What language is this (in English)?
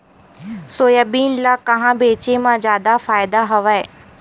Chhattisgarhi